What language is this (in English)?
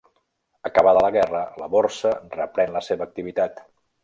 Catalan